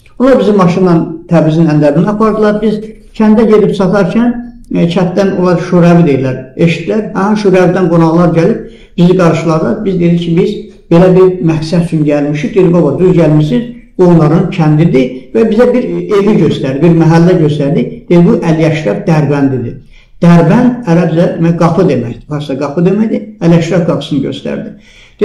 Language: Turkish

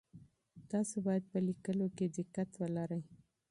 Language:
Pashto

